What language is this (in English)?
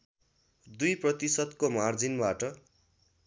Nepali